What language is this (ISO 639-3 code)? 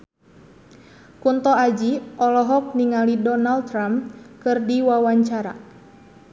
sun